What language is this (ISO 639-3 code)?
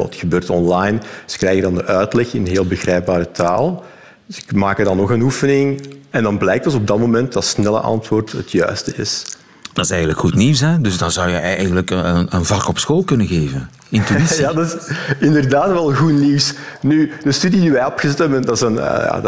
nld